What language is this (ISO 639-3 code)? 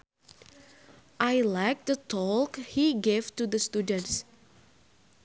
sun